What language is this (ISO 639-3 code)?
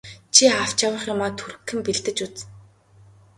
mon